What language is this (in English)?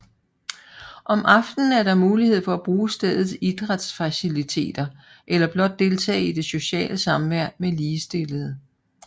Danish